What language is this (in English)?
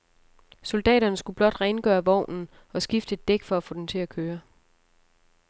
Danish